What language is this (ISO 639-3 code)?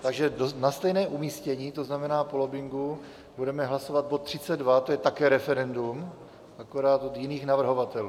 ces